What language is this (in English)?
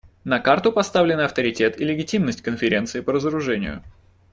Russian